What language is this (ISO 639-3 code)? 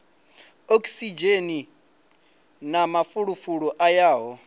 ven